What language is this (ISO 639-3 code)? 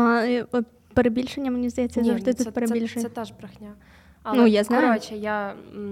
ukr